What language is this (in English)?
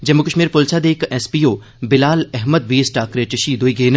Dogri